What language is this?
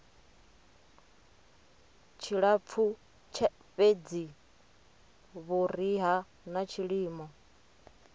Venda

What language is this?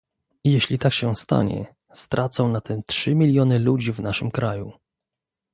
Polish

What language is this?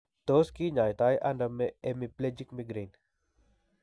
Kalenjin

